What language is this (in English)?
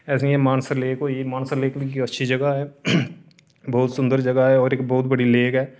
Dogri